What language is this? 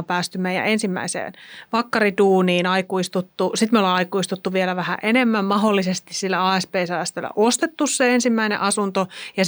Finnish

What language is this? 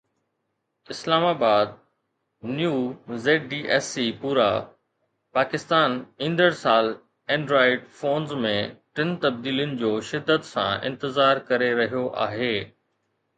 Sindhi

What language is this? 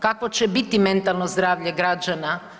Croatian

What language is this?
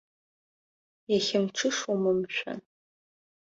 Abkhazian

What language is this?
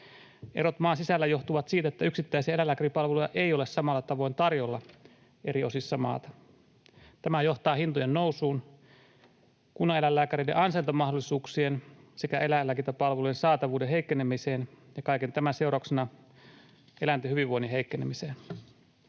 Finnish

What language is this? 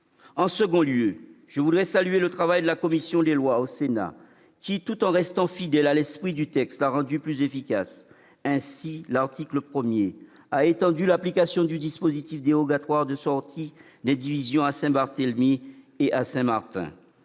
French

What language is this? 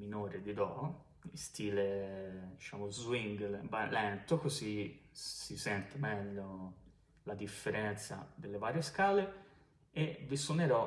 Italian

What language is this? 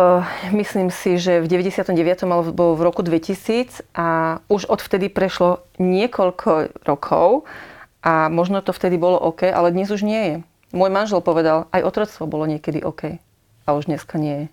Slovak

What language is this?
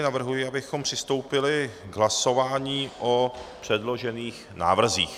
Czech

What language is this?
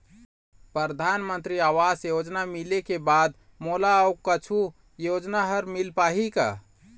Chhattisgarhi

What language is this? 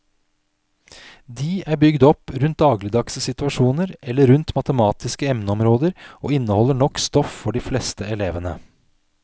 Norwegian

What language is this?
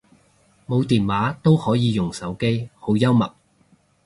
Cantonese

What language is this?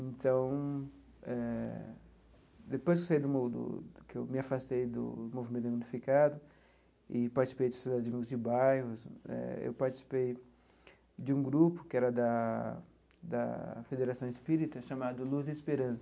Portuguese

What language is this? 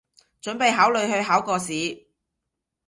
Cantonese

